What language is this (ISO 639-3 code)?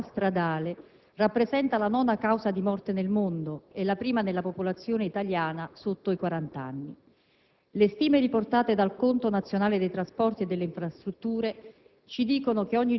ita